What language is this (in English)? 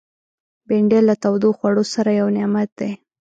Pashto